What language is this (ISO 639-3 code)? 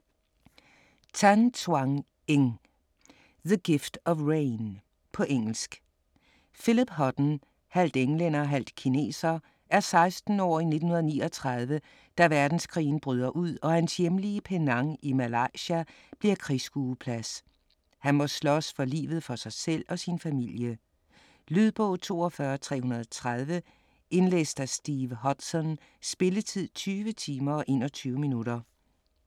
dan